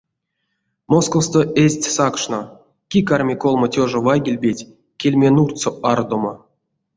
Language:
Erzya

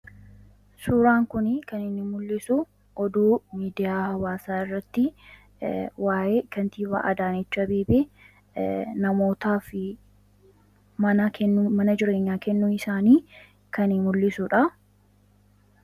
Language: Oromo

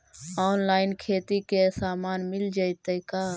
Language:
Magahi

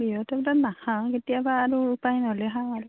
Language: Assamese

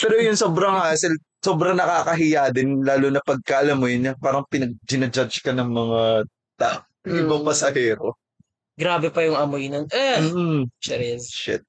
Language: Filipino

